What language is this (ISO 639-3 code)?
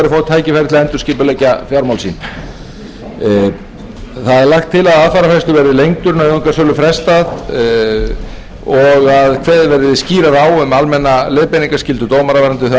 isl